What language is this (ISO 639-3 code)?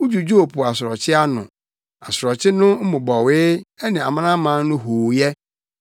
aka